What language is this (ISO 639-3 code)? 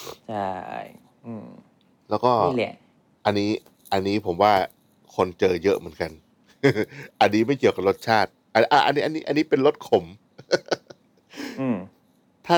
tha